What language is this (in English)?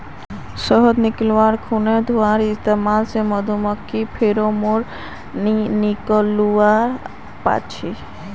Magahi